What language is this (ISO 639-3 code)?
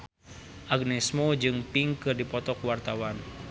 sun